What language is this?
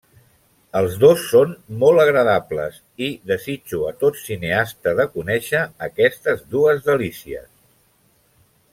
Catalan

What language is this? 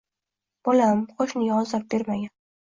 Uzbek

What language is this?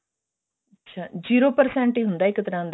Punjabi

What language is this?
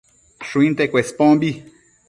Matsés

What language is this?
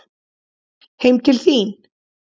Icelandic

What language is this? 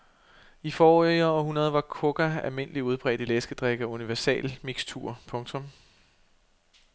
Danish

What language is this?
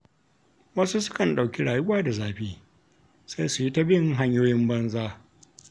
Hausa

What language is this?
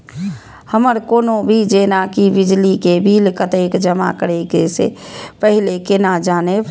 Maithili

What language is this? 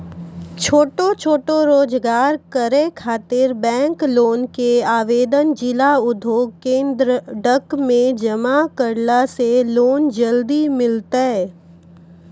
Maithili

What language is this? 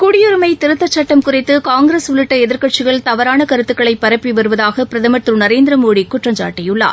Tamil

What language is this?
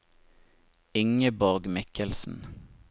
Norwegian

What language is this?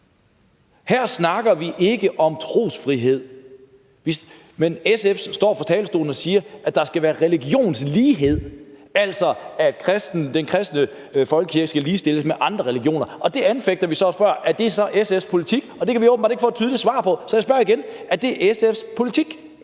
Danish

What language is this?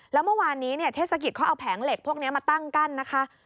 Thai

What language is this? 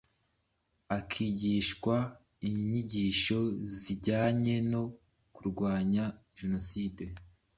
Kinyarwanda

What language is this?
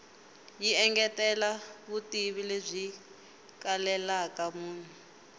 Tsonga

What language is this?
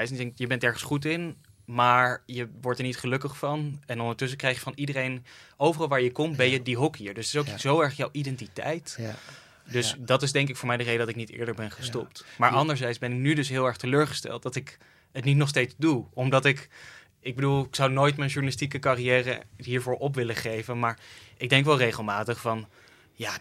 Dutch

